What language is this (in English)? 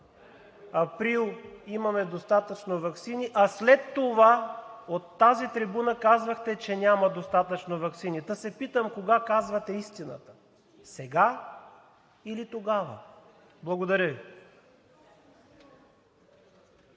Bulgarian